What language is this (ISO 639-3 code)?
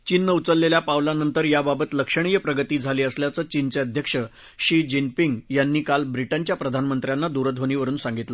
mar